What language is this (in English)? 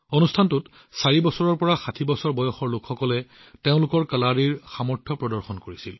Assamese